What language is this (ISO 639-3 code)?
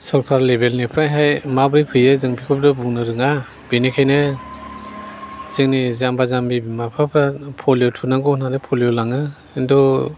brx